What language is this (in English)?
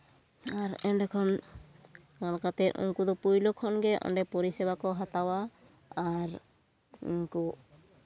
Santali